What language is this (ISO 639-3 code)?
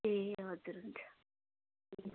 nep